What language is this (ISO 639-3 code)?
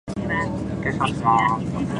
jpn